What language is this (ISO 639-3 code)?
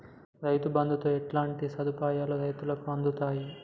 tel